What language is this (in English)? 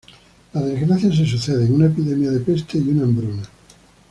Spanish